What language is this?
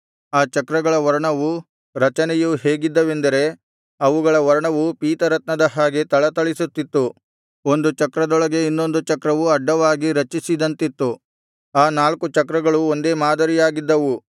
Kannada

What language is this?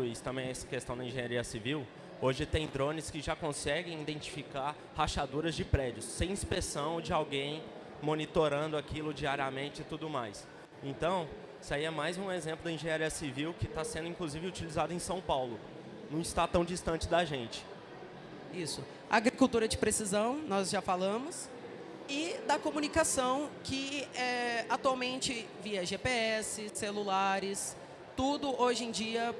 Portuguese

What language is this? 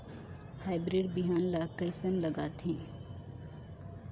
Chhattisgarhi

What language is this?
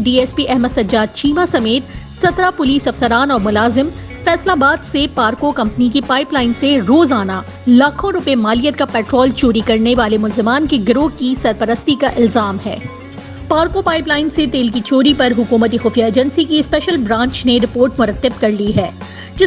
Urdu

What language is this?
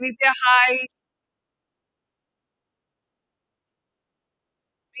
Malayalam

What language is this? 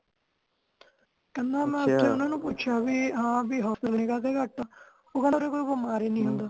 Punjabi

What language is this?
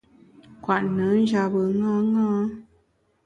Bamun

